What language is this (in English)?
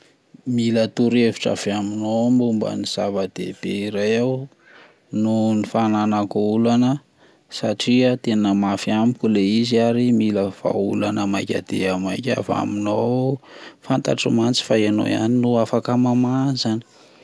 Malagasy